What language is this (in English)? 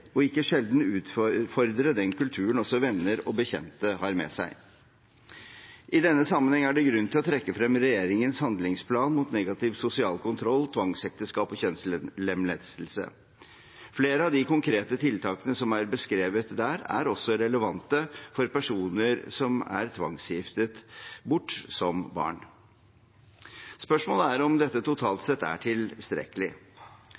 Norwegian Bokmål